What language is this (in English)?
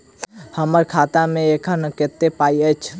Maithili